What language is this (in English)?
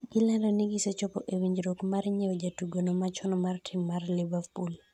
Luo (Kenya and Tanzania)